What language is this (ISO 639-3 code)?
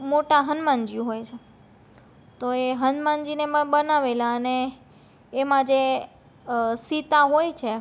guj